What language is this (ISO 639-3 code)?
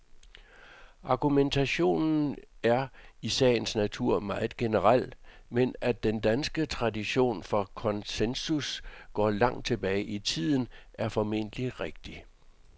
dan